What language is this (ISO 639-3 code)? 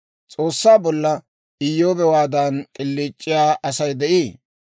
dwr